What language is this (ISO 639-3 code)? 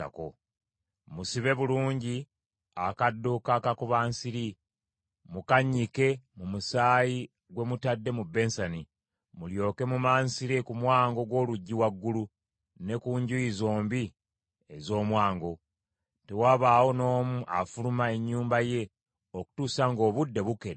lug